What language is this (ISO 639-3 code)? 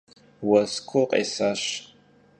kbd